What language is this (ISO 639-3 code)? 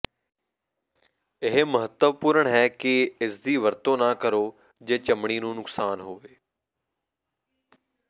pan